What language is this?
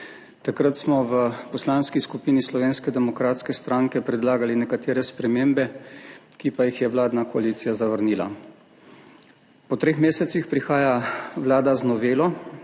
Slovenian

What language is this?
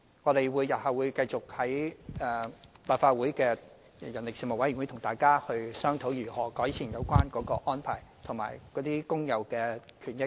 Cantonese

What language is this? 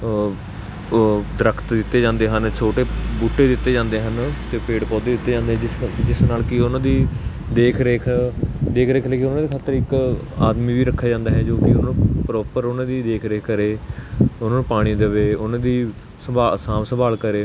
Punjabi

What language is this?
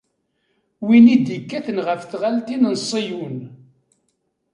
Kabyle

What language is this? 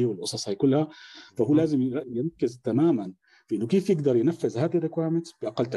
Arabic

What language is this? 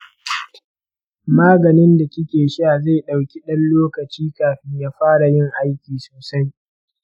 Hausa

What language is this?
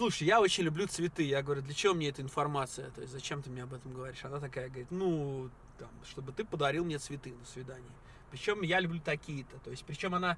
Russian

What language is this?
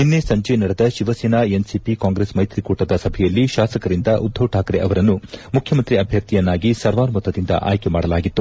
Kannada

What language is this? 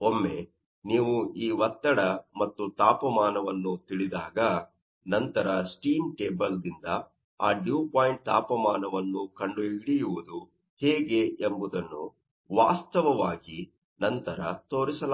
Kannada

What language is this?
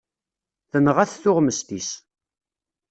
Kabyle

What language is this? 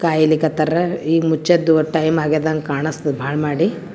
Kannada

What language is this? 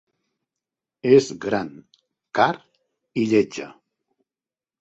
Catalan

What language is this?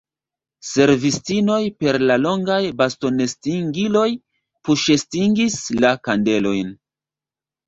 Esperanto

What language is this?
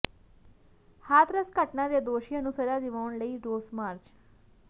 Punjabi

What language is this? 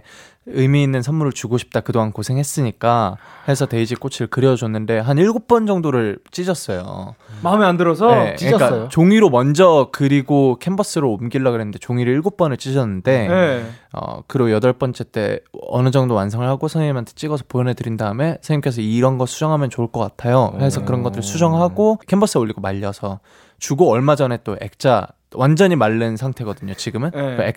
Korean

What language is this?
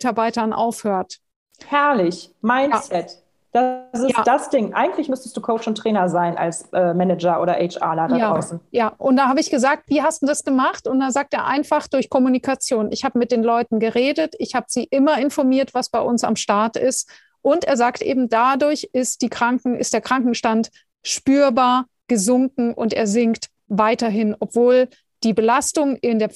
German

